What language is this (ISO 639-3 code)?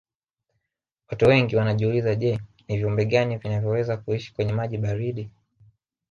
swa